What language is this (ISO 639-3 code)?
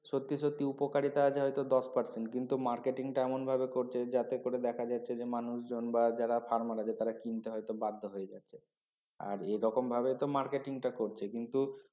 ben